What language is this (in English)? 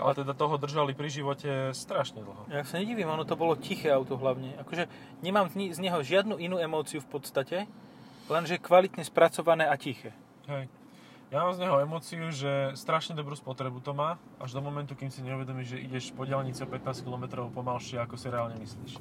Slovak